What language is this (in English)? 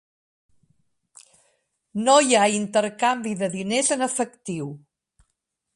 Catalan